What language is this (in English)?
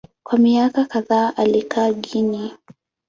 Swahili